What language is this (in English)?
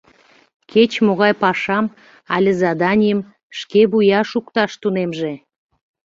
Mari